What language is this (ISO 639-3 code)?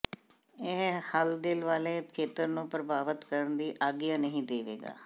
pan